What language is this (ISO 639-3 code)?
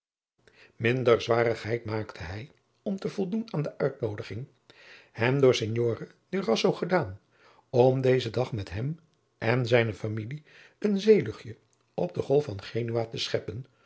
nld